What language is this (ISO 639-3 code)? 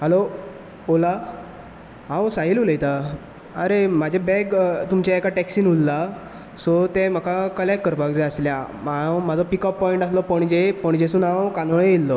kok